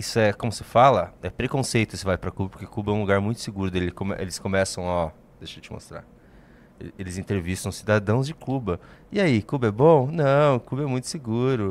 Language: Portuguese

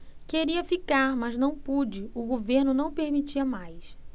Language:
Portuguese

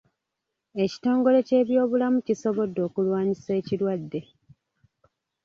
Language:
Ganda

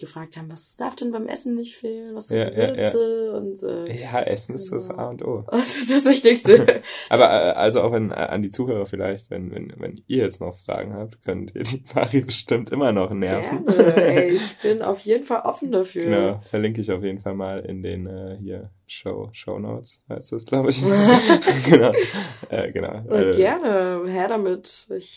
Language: German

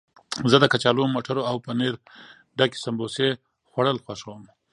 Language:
Pashto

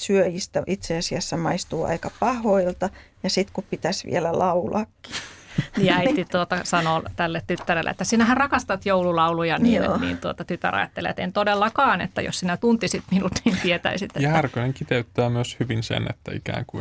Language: Finnish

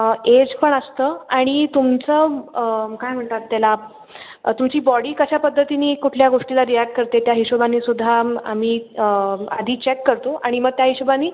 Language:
Marathi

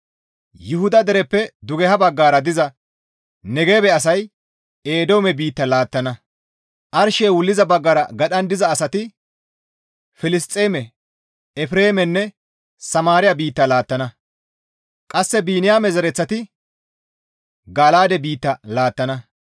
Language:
Gamo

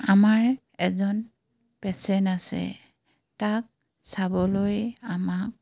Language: Assamese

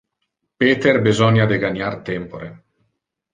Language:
Interlingua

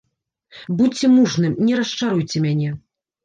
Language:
Belarusian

